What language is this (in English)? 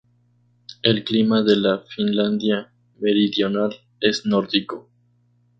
Spanish